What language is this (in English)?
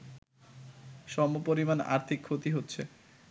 Bangla